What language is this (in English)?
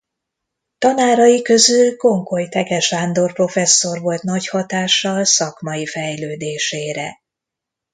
Hungarian